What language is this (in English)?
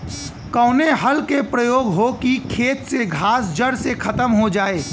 Bhojpuri